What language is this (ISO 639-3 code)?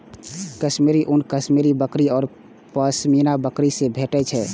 mai